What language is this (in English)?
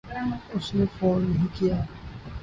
Urdu